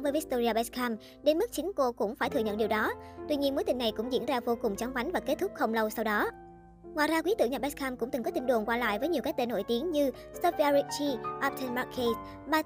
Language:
Vietnamese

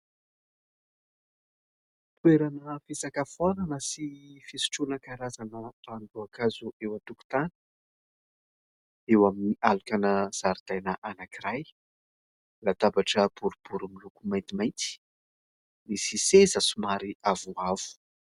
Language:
Malagasy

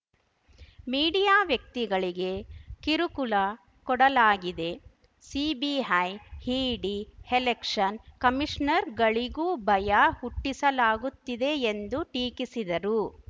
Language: Kannada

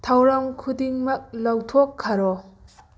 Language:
Manipuri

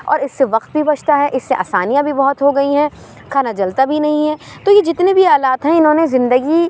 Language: Urdu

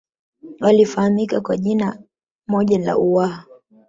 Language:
Swahili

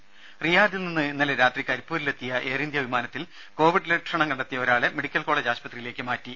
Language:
Malayalam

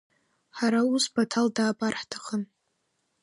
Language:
Abkhazian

